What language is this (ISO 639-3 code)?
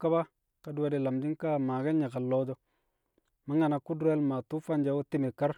kcq